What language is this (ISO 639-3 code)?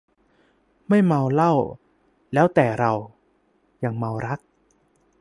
tha